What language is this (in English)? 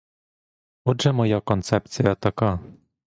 Ukrainian